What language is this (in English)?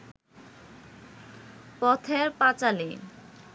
Bangla